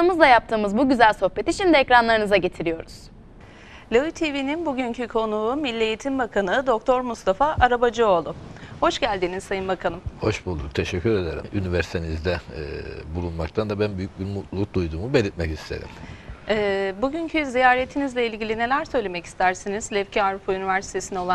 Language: Turkish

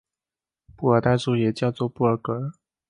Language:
Chinese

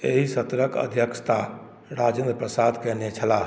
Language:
Maithili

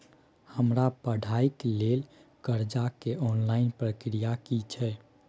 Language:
Maithili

